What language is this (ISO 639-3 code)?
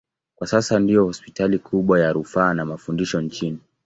swa